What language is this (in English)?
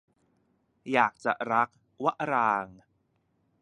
Thai